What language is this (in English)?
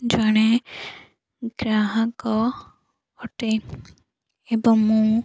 Odia